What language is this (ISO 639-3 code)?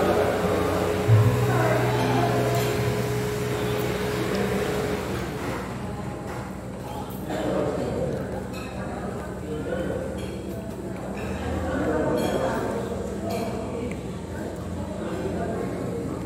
ind